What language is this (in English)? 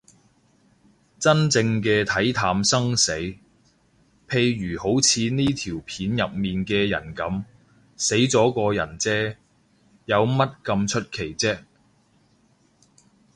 Cantonese